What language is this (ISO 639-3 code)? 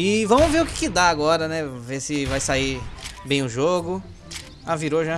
por